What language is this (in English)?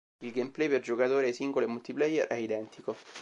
Italian